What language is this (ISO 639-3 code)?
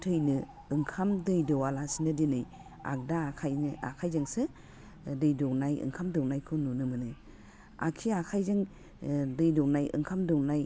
brx